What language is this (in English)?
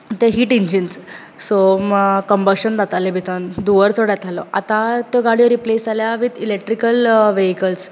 Konkani